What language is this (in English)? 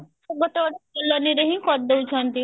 Odia